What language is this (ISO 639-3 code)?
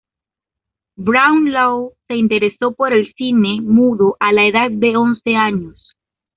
spa